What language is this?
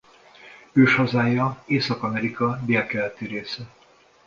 Hungarian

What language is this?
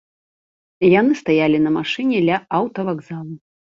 Belarusian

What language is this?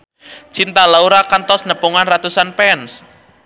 Sundanese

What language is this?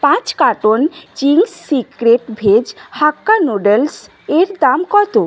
Bangla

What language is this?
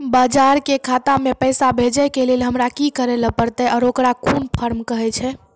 Maithili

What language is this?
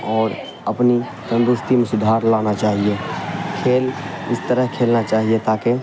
Urdu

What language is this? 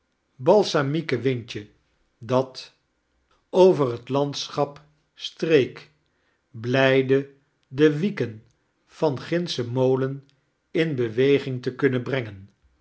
Dutch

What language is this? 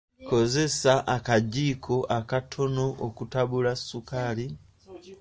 Ganda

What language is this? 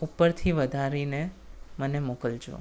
Gujarati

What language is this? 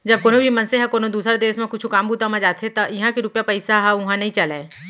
Chhattisgarhi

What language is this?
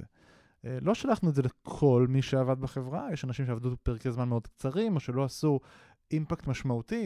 Hebrew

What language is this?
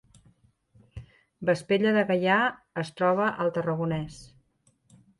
Catalan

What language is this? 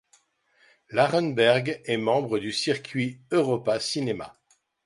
French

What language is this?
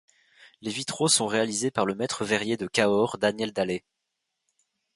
French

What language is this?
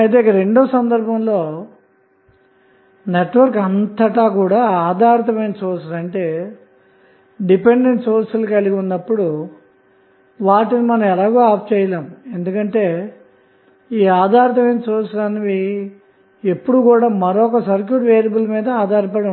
Telugu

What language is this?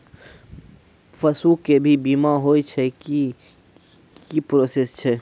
Maithili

